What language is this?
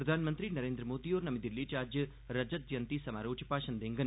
Dogri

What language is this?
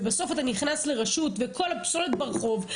Hebrew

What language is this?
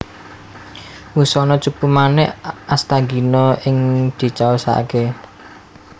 Javanese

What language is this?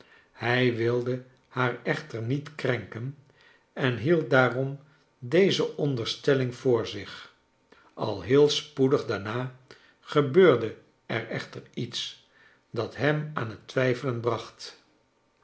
Dutch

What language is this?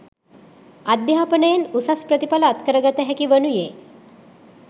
Sinhala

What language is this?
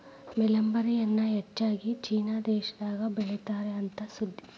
Kannada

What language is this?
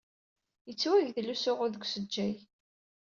Kabyle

